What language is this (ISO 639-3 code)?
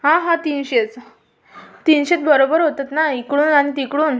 mar